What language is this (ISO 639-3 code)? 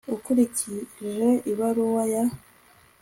kin